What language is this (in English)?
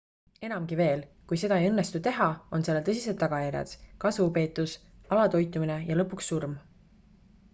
Estonian